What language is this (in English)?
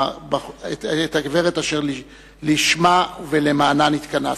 Hebrew